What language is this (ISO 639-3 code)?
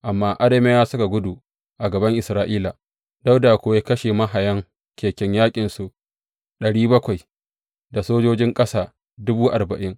hau